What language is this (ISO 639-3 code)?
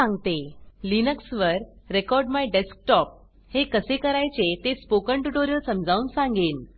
mar